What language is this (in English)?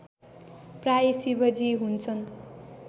Nepali